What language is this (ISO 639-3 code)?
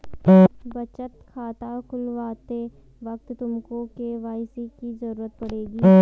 hin